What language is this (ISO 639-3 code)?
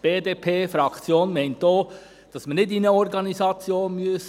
gsw